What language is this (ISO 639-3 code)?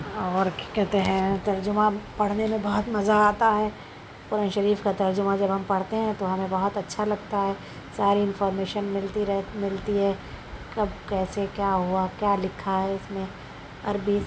urd